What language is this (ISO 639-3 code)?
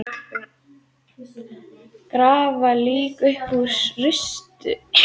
isl